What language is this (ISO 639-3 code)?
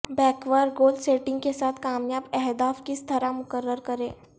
urd